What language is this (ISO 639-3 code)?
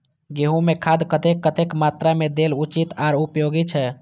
mai